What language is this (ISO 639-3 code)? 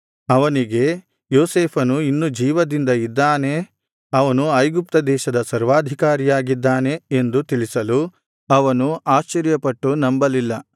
kan